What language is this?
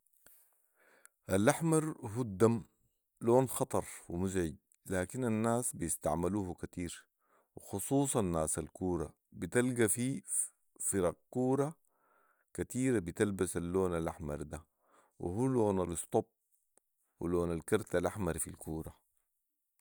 Sudanese Arabic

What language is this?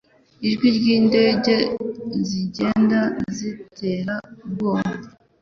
Kinyarwanda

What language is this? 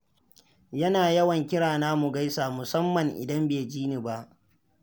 Hausa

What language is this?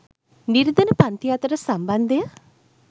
Sinhala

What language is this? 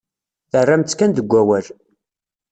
Kabyle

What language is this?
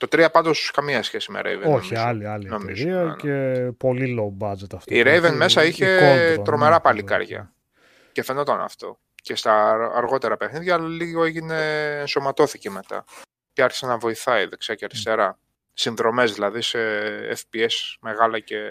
Greek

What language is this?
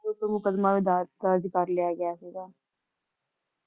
Punjabi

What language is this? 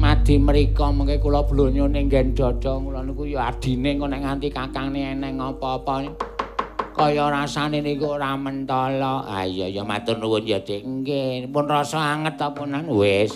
Indonesian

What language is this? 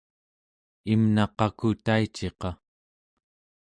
Central Yupik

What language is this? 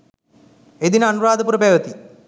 Sinhala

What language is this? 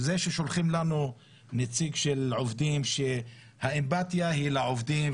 Hebrew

